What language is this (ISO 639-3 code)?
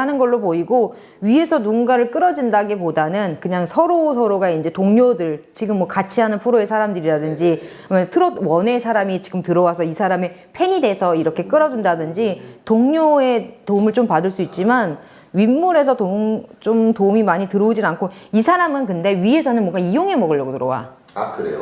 kor